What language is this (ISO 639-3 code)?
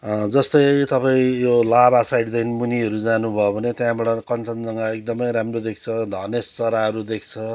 nep